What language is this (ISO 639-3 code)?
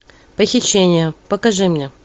rus